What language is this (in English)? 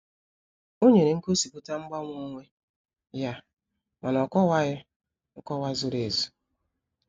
Igbo